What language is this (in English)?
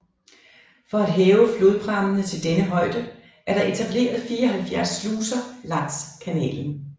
Danish